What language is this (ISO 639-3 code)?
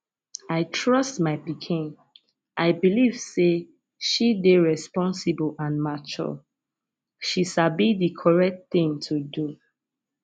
pcm